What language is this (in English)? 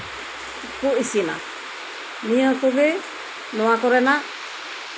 Santali